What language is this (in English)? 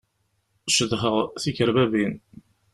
Kabyle